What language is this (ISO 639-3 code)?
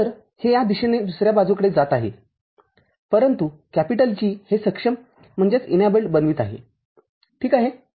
mar